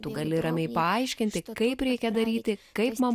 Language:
Lithuanian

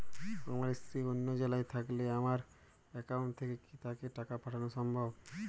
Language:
Bangla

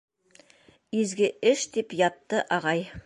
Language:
Bashkir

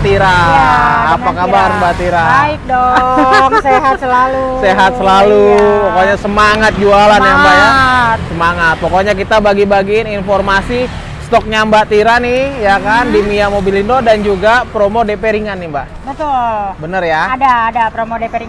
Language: Indonesian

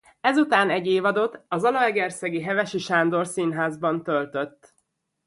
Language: Hungarian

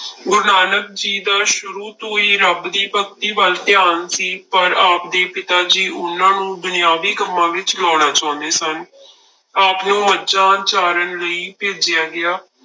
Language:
Punjabi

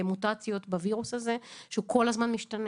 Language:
Hebrew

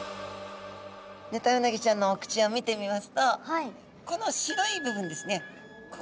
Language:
Japanese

